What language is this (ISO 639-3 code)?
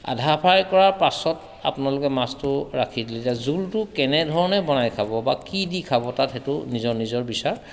asm